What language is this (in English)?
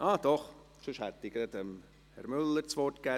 Swiss German